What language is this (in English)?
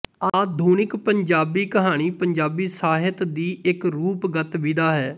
Punjabi